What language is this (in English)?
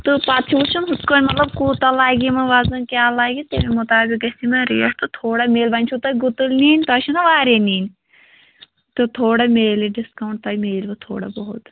Kashmiri